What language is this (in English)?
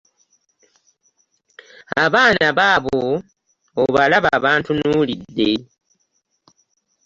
Ganda